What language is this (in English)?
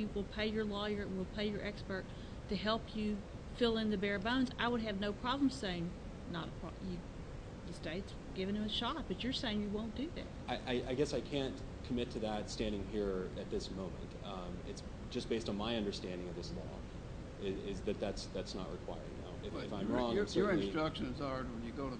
English